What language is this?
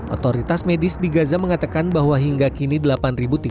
Indonesian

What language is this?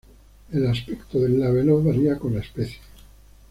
Spanish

